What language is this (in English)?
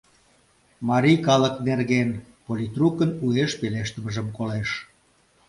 Mari